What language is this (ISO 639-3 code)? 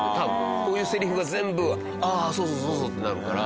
jpn